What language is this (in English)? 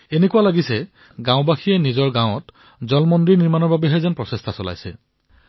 Assamese